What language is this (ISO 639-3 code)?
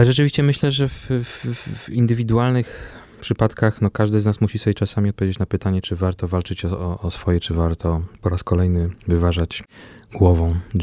pol